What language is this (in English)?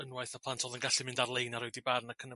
Welsh